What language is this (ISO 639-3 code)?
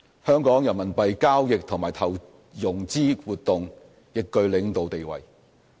yue